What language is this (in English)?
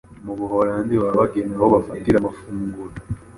Kinyarwanda